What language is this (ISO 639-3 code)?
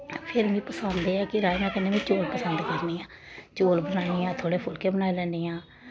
doi